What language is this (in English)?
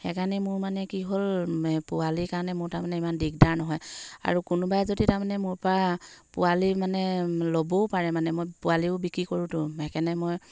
Assamese